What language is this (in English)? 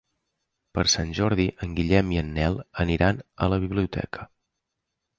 Catalan